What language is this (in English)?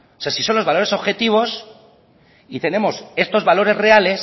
Spanish